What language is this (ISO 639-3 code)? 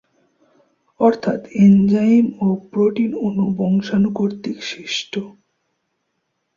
ben